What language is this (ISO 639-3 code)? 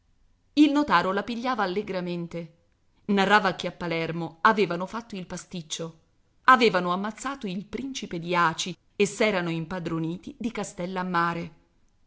ita